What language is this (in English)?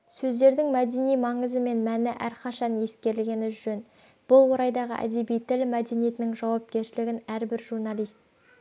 Kazakh